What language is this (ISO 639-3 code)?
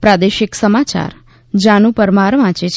guj